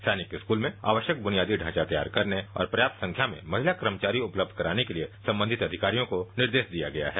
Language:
Hindi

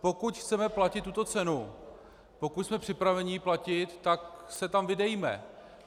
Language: Czech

